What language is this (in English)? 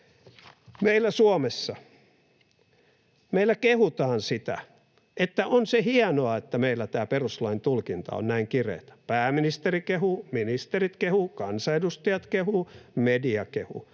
Finnish